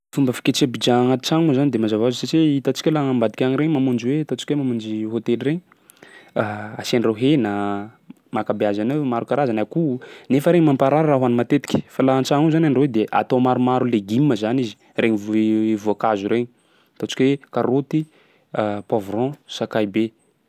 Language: Sakalava Malagasy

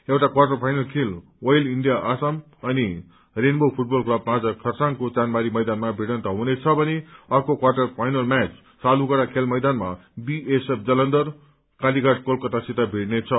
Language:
Nepali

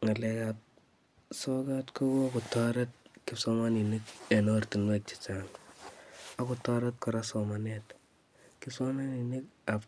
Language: Kalenjin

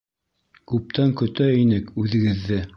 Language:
Bashkir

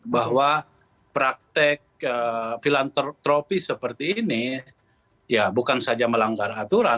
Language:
Indonesian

